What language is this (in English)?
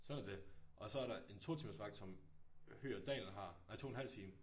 Danish